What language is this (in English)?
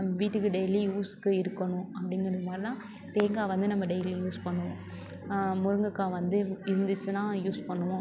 Tamil